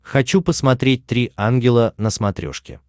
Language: Russian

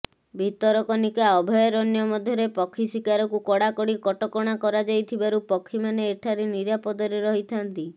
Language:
Odia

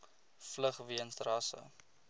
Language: Afrikaans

